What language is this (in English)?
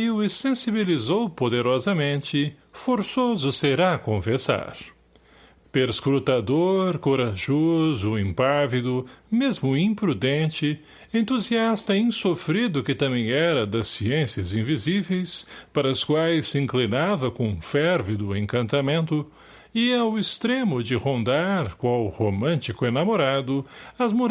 Portuguese